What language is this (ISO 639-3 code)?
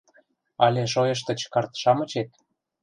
chm